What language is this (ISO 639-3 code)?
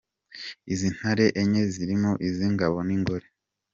kin